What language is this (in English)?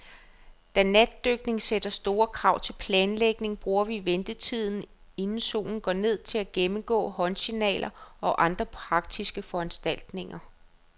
Danish